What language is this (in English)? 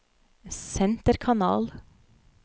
Norwegian